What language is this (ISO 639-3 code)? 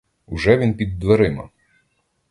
ukr